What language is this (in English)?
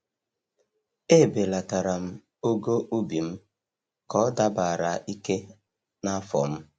Igbo